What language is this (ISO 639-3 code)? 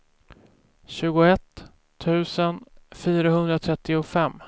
swe